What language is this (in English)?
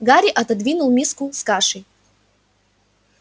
Russian